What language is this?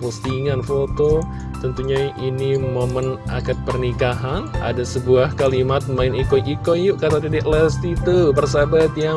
Indonesian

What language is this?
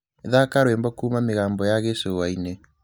Kikuyu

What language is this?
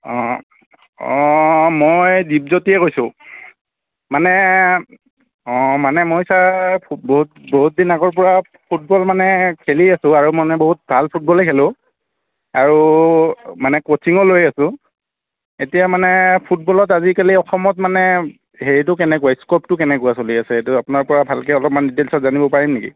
Assamese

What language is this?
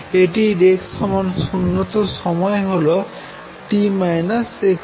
Bangla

